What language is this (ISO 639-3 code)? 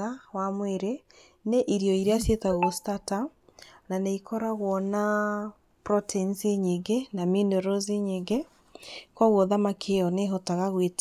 kik